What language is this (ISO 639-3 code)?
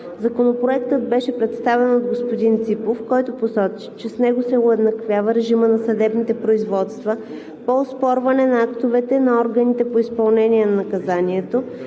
bul